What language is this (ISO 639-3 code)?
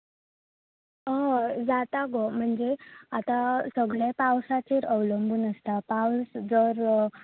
kok